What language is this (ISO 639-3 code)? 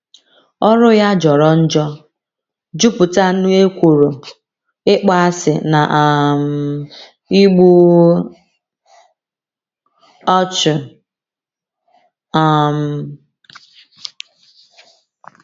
ibo